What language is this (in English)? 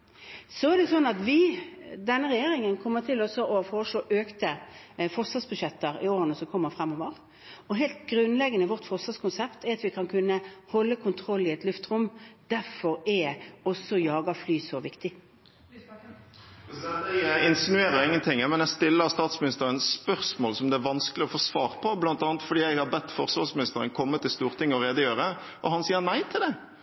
Norwegian